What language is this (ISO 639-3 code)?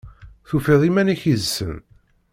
kab